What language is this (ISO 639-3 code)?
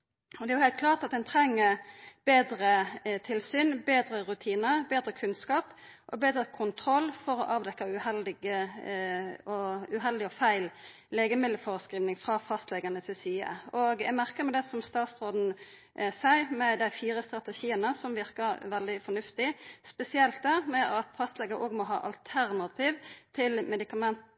nno